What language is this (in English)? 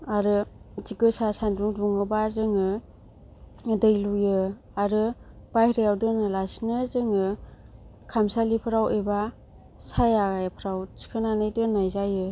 Bodo